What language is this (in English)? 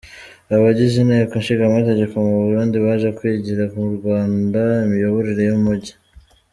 Kinyarwanda